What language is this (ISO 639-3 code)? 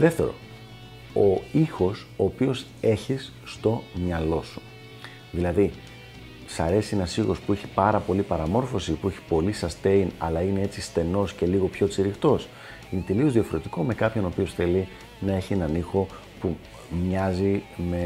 ell